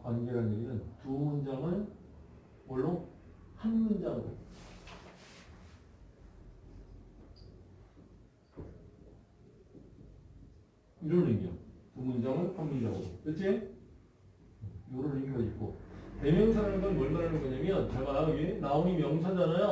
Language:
Korean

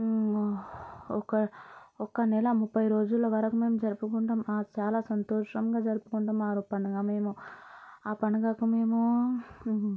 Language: Telugu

